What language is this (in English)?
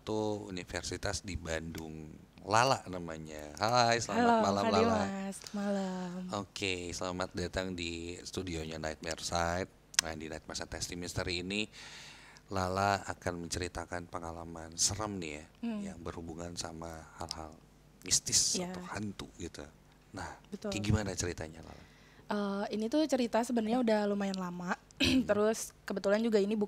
Indonesian